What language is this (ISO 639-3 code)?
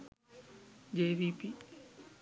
sin